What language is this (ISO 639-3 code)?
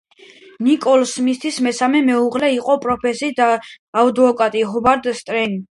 kat